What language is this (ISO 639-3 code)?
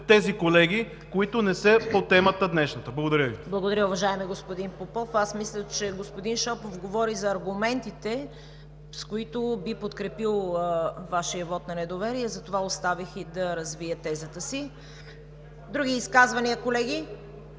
bul